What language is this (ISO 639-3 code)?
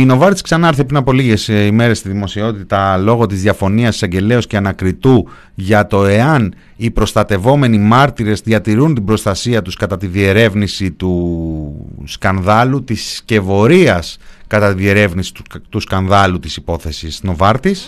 ell